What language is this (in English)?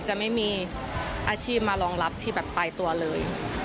Thai